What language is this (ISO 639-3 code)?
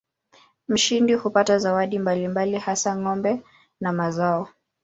swa